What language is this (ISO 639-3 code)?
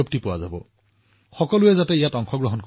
asm